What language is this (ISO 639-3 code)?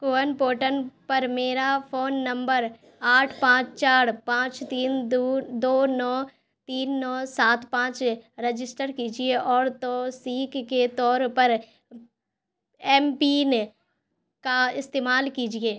urd